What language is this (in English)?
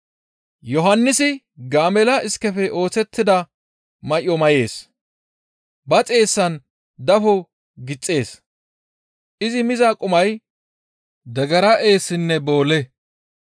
Gamo